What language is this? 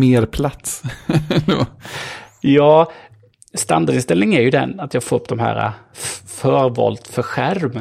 Swedish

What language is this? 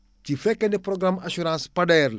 Wolof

